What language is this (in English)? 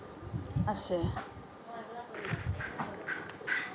Assamese